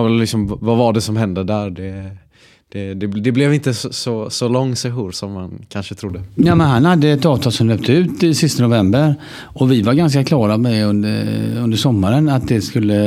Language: Swedish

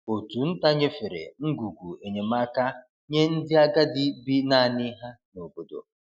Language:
Igbo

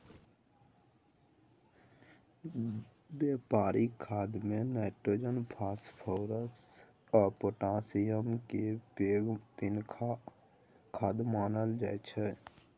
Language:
Maithili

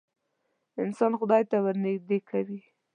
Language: Pashto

